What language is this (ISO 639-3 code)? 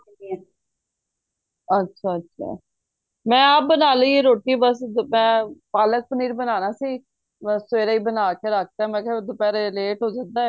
pan